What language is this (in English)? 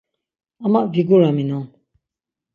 Laz